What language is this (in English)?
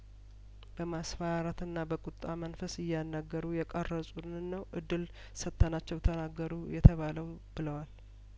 Amharic